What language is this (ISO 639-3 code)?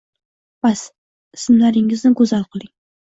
uzb